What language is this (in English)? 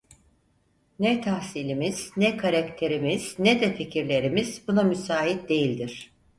Turkish